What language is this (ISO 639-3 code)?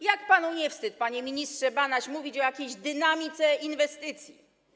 pol